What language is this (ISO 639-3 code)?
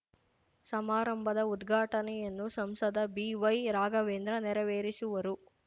kan